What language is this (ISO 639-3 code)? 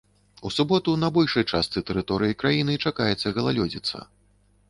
bel